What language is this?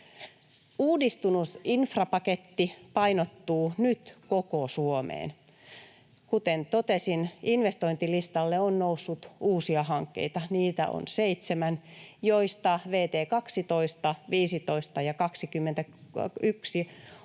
Finnish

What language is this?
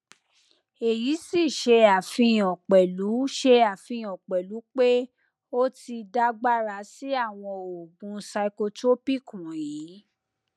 Yoruba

